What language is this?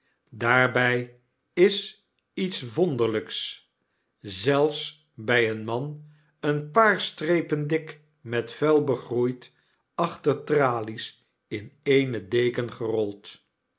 Dutch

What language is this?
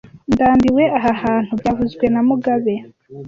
Kinyarwanda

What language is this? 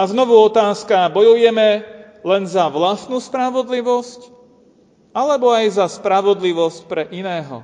Slovak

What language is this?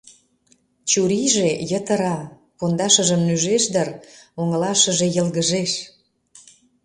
Mari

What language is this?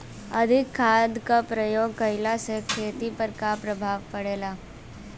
Bhojpuri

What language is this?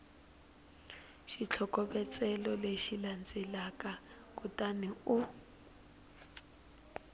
Tsonga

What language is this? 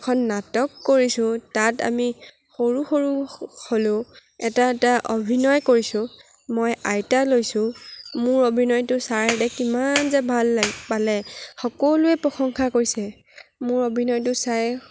Assamese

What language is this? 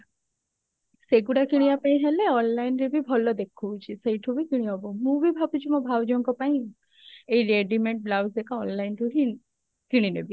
Odia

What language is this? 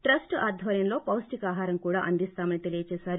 Telugu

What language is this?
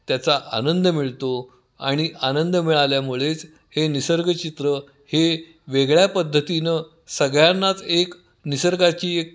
Marathi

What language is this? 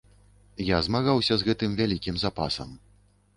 Belarusian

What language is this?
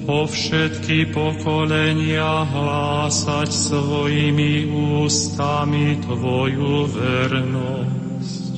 Slovak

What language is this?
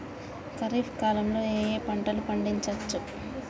Telugu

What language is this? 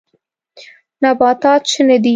Pashto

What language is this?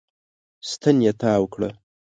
Pashto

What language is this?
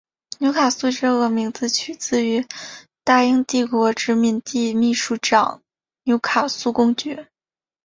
Chinese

